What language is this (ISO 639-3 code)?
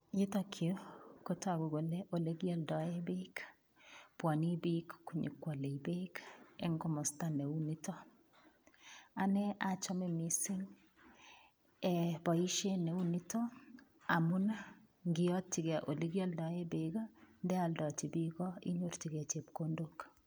kln